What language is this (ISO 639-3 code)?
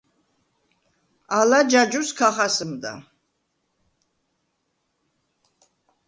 sva